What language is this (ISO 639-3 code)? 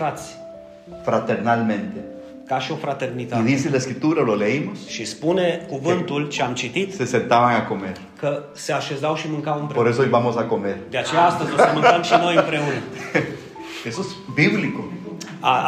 ron